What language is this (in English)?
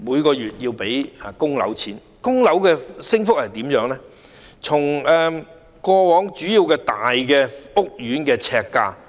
Cantonese